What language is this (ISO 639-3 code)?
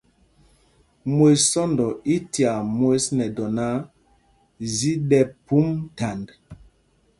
mgg